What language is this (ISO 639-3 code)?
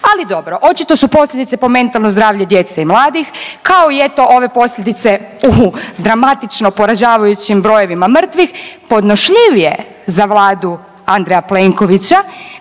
hrv